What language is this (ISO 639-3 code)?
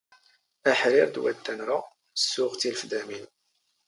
zgh